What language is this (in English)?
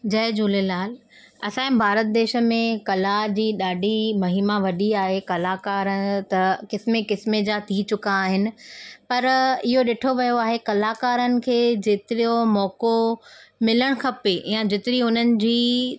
Sindhi